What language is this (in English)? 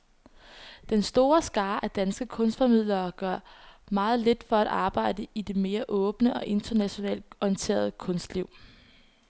Danish